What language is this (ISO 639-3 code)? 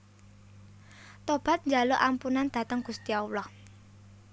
jav